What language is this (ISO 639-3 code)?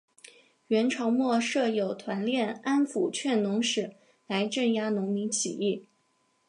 zho